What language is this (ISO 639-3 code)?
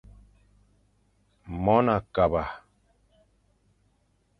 fan